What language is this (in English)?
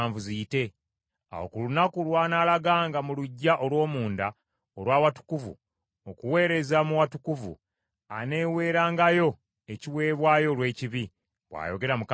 Ganda